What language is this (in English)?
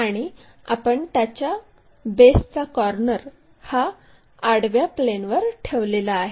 Marathi